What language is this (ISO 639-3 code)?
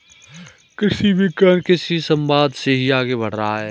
hin